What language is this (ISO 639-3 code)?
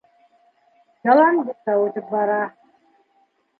bak